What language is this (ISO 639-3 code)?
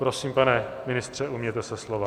ces